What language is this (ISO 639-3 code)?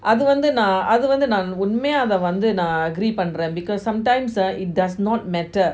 eng